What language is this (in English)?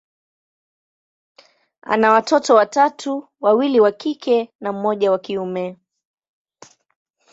Swahili